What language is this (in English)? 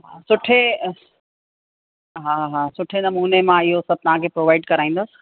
Sindhi